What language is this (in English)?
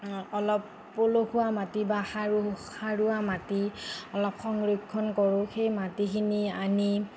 Assamese